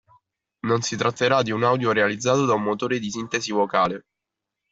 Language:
Italian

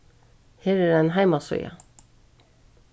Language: Faroese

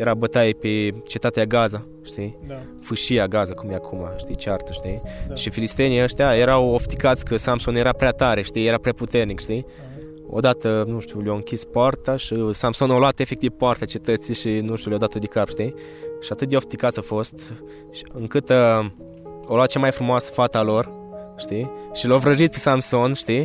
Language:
Romanian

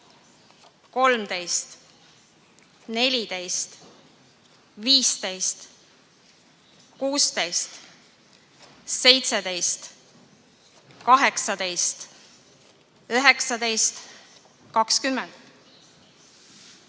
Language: Estonian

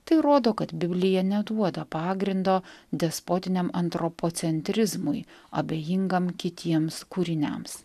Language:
Lithuanian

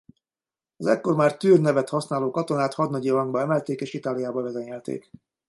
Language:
Hungarian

